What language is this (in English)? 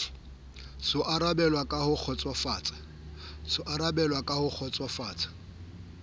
Southern Sotho